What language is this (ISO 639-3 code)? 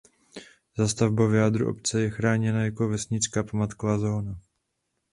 ces